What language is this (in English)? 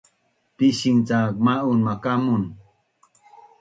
Bunun